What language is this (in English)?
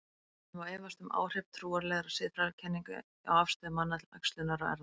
Icelandic